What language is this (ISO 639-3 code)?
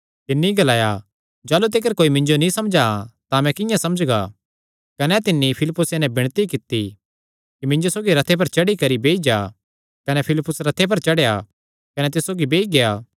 xnr